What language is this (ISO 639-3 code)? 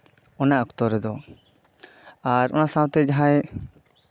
sat